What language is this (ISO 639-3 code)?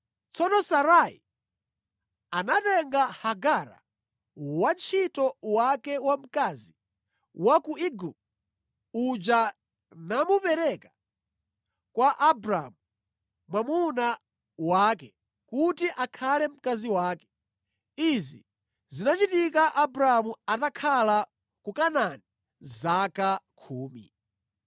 nya